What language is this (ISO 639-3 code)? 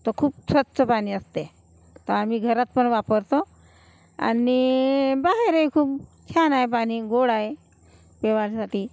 mar